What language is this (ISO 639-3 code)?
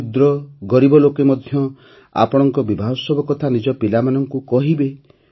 ori